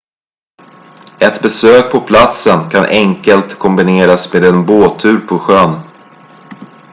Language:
Swedish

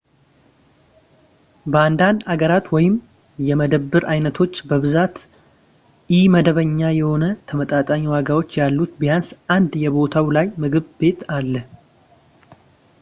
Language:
Amharic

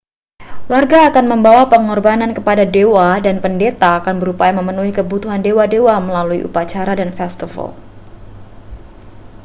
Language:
Indonesian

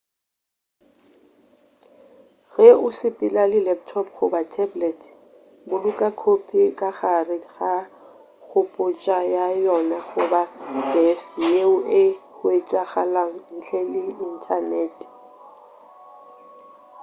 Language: Northern Sotho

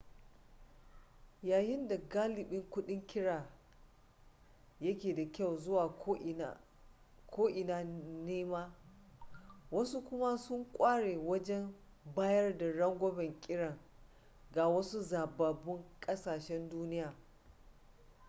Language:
Hausa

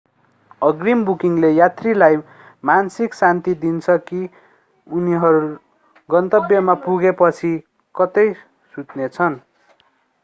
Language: Nepali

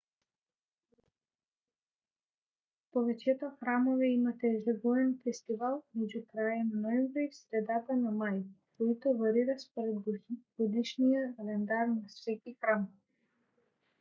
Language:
Bulgarian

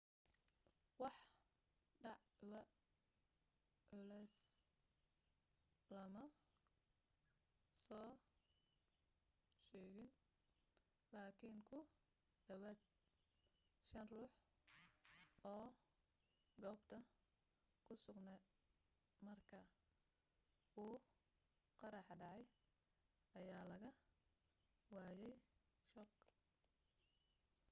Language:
Somali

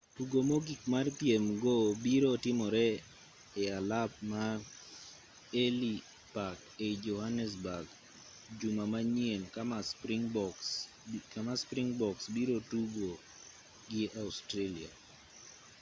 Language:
Luo (Kenya and Tanzania)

